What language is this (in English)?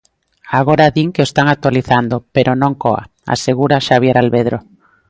Galician